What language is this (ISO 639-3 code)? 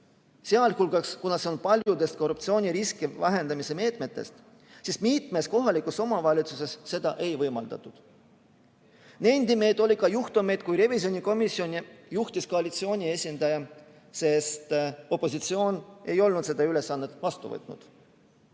est